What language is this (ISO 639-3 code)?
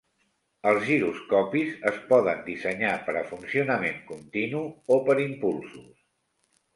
cat